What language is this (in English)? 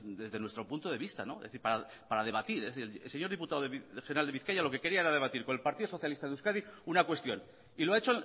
Spanish